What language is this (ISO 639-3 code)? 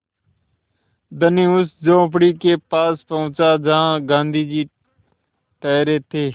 hin